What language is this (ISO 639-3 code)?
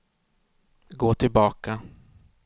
swe